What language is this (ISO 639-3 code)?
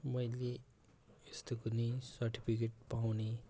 nep